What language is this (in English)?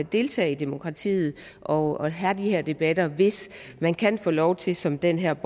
Danish